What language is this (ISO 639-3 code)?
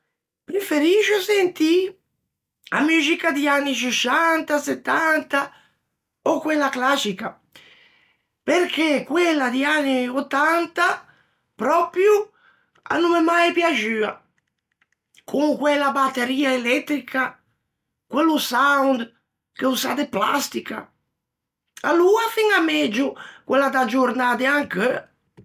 lij